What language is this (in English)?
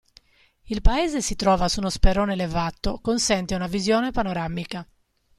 Italian